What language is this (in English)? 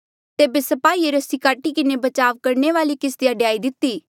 Mandeali